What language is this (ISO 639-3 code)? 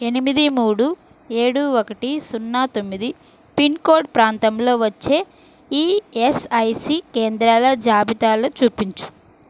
tel